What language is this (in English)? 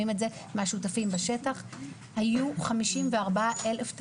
Hebrew